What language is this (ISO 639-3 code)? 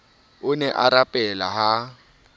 sot